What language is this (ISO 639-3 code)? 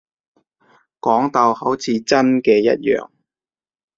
yue